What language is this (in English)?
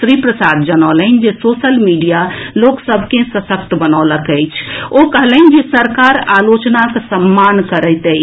Maithili